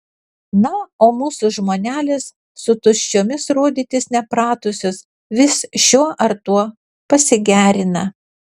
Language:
Lithuanian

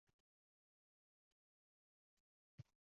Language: Uzbek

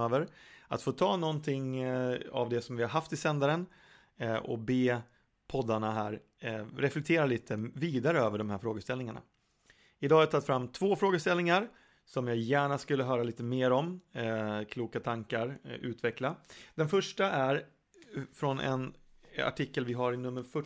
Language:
Swedish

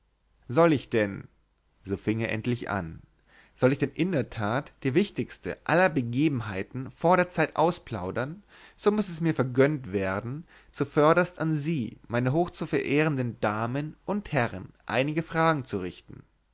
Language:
German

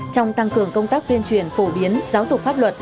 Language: Vietnamese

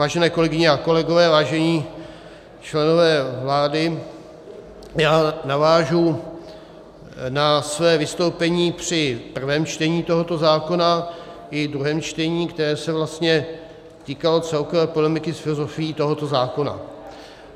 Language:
Czech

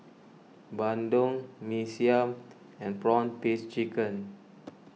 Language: English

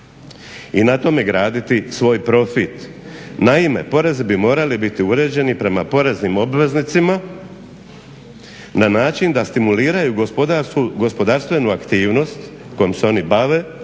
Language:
Croatian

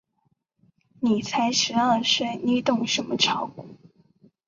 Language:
Chinese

